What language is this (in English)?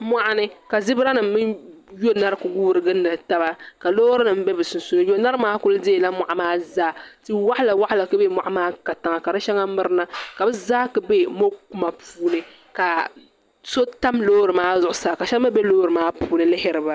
Dagbani